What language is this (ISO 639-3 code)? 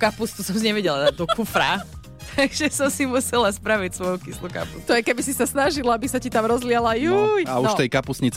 slk